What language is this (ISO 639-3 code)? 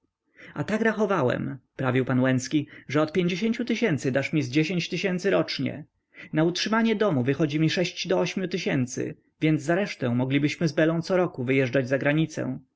pol